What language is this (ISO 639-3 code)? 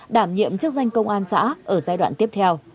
vie